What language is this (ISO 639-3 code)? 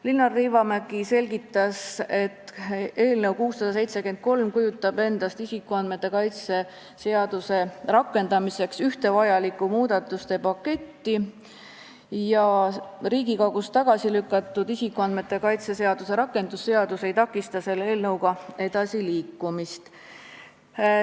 est